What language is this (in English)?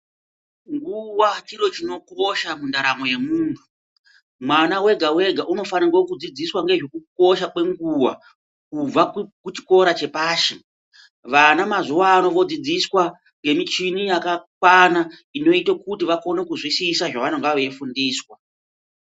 Ndau